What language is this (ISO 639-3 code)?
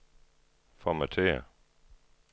dan